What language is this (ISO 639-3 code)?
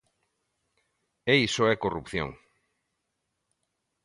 glg